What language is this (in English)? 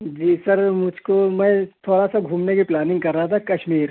Urdu